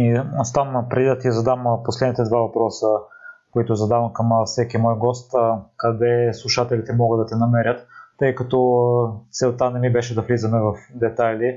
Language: Bulgarian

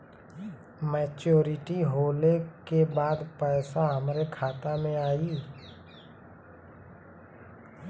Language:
Bhojpuri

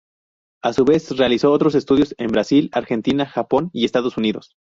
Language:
Spanish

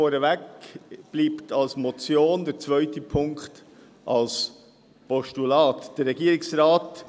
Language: Swiss German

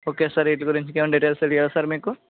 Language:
Telugu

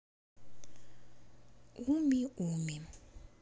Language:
Russian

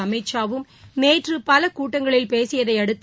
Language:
Tamil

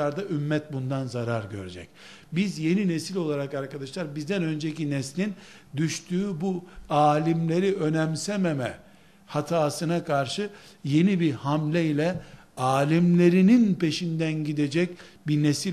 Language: Turkish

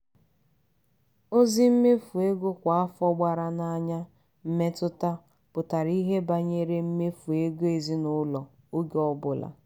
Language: Igbo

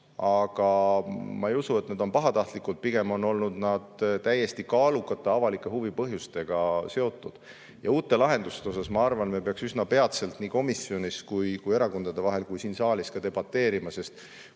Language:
Estonian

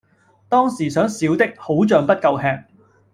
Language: Cantonese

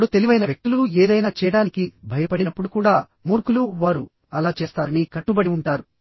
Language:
Telugu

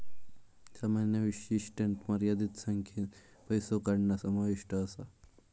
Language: Marathi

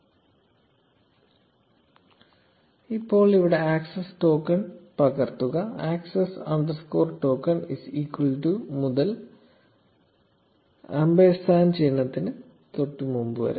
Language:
Malayalam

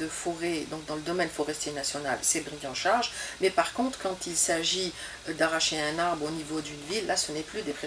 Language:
French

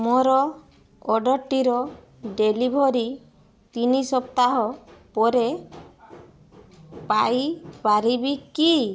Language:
Odia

